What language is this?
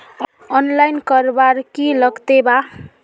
Magahi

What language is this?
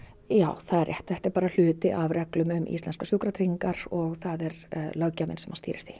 Icelandic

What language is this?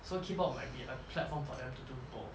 English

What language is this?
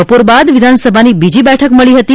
Gujarati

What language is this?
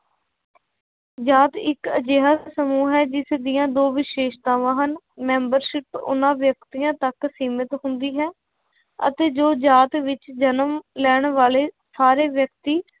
Punjabi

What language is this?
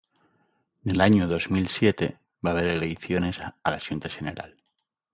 Asturian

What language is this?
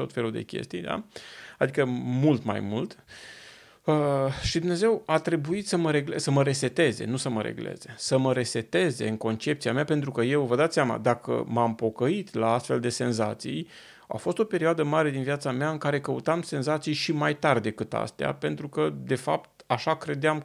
Romanian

